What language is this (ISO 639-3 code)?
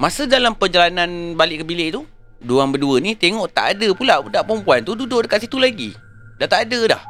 msa